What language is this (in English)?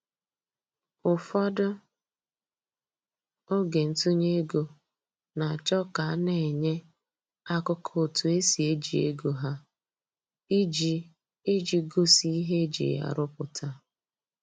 Igbo